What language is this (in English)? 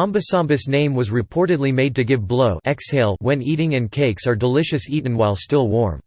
English